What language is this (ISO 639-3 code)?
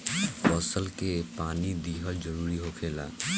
bho